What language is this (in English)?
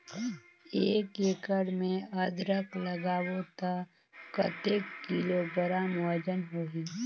Chhattisgarhi